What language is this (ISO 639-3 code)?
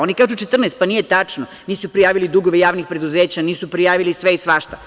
srp